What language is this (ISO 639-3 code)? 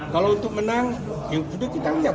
ind